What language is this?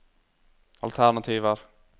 Norwegian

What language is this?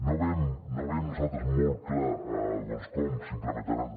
Catalan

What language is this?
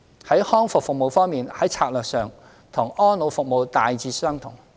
Cantonese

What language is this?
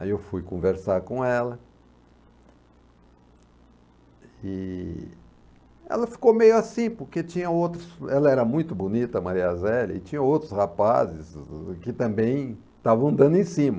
Portuguese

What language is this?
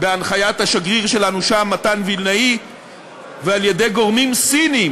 Hebrew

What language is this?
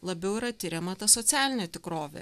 Lithuanian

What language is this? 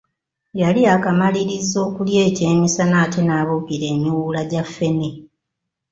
Ganda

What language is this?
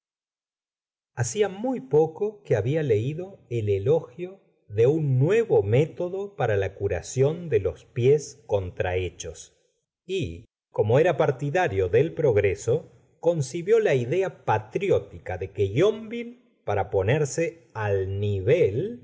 Spanish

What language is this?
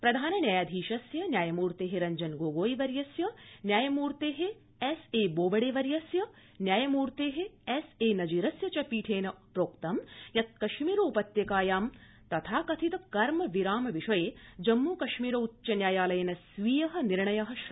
Sanskrit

